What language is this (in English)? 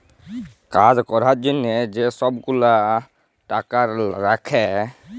Bangla